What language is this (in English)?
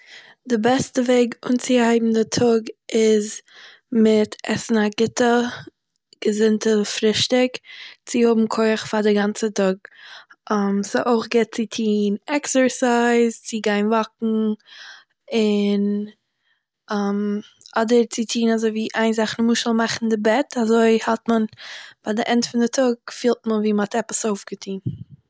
Yiddish